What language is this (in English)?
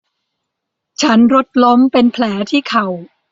Thai